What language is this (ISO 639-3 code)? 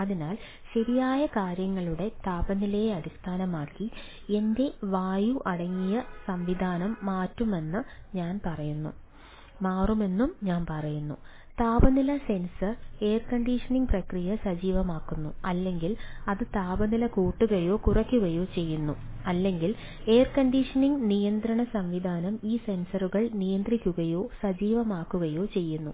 mal